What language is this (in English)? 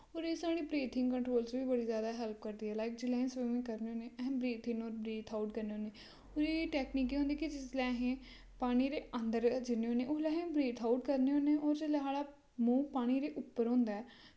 Dogri